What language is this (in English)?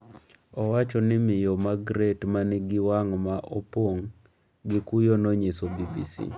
Luo (Kenya and Tanzania)